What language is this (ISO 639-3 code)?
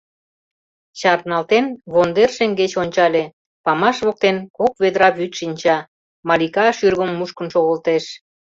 chm